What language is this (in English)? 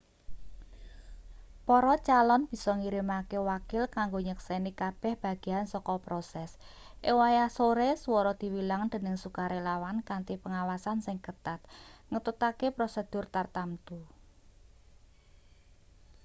Javanese